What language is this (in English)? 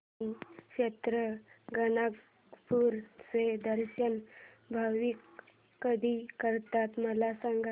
Marathi